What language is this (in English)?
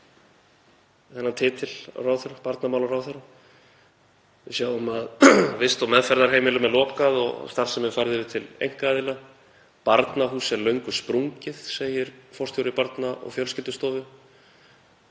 Icelandic